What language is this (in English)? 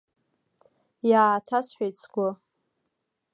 Abkhazian